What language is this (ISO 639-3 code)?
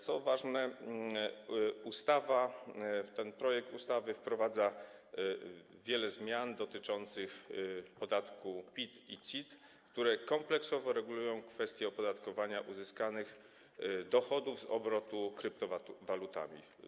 pol